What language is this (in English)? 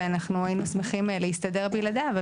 Hebrew